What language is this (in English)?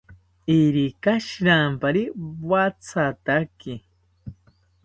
South Ucayali Ashéninka